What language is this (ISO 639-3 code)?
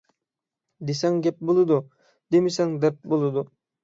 uig